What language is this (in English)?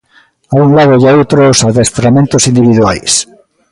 Galician